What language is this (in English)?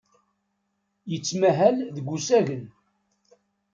Kabyle